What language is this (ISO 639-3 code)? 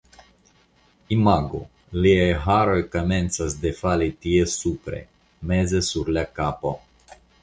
epo